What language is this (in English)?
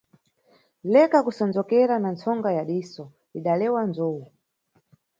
Nyungwe